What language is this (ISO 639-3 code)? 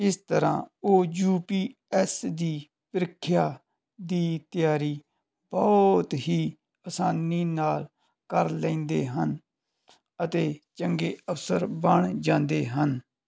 pan